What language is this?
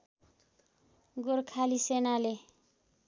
Nepali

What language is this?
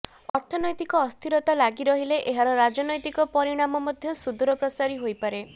Odia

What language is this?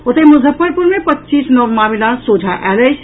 Maithili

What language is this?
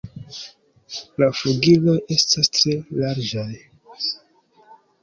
Esperanto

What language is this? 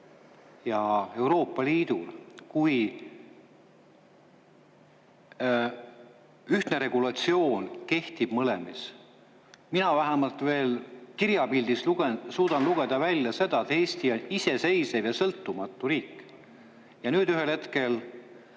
Estonian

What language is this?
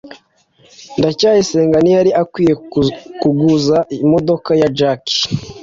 Kinyarwanda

